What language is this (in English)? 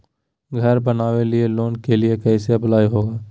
Magahi